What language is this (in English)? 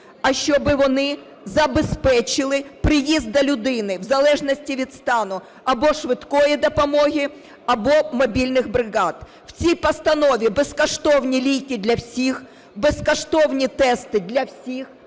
Ukrainian